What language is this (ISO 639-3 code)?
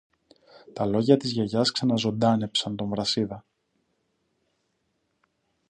ell